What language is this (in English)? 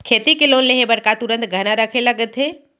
Chhattisgarhi